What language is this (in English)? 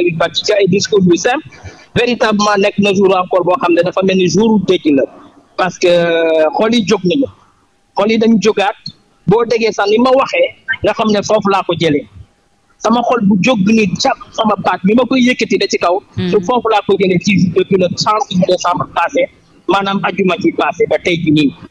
French